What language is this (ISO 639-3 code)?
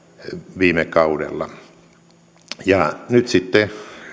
fin